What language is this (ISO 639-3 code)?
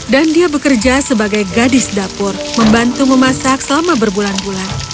ind